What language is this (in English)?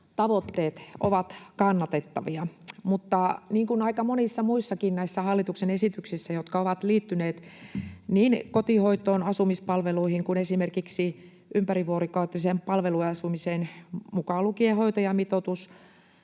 Finnish